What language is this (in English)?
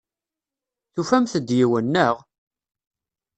Kabyle